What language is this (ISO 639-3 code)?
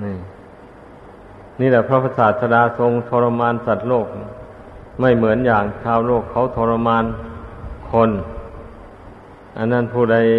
tha